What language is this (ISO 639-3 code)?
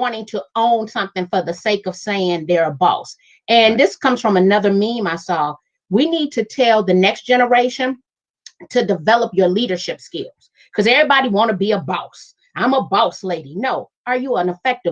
eng